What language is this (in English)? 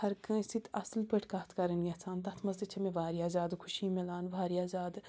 Kashmiri